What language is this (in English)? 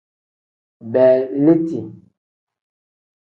Tem